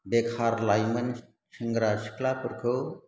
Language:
Bodo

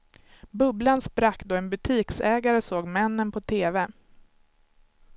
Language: Swedish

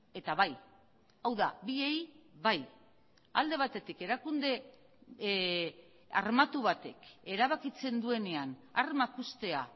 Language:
Basque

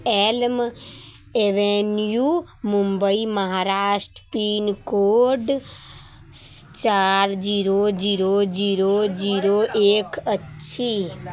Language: Maithili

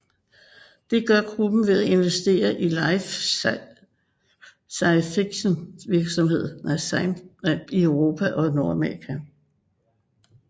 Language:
Danish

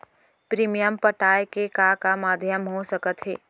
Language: Chhattisgarhi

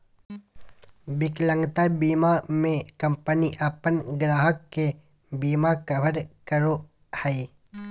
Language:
Magahi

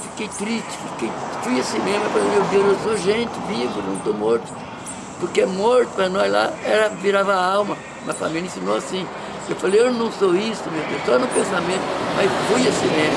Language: Portuguese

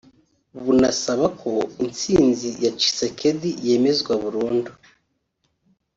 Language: Kinyarwanda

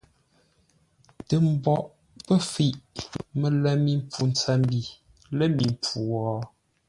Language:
Ngombale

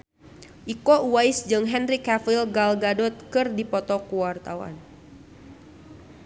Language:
Sundanese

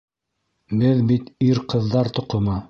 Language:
Bashkir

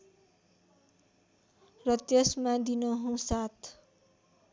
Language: Nepali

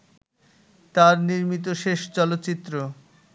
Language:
Bangla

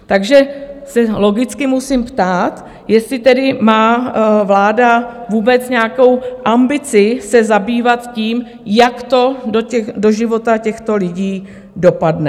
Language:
Czech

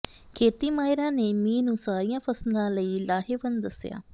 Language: Punjabi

